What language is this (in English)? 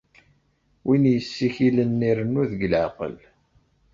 Kabyle